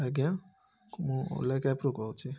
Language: Odia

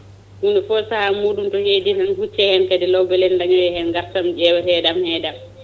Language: Fula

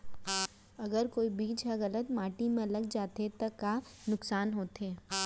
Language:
Chhattisgarhi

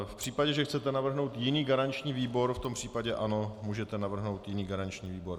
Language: Czech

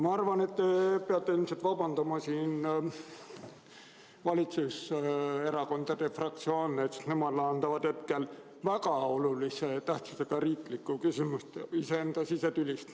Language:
Estonian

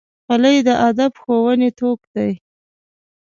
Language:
Pashto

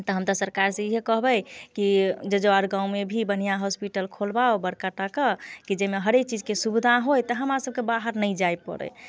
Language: Maithili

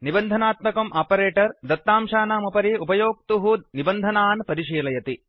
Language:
Sanskrit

